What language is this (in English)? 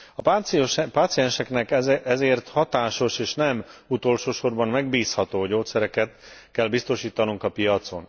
Hungarian